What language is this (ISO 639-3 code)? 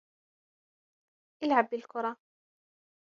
ara